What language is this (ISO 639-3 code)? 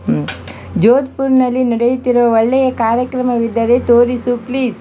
kan